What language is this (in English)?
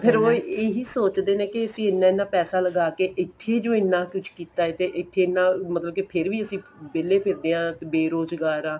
Punjabi